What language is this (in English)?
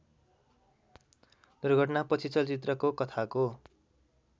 Nepali